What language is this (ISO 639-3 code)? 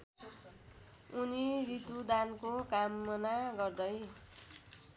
nep